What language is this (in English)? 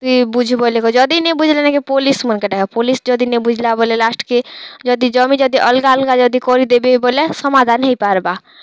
Odia